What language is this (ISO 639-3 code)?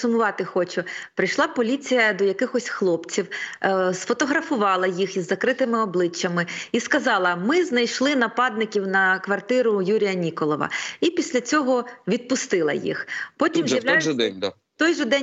ukr